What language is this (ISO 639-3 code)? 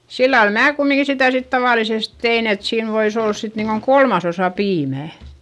fin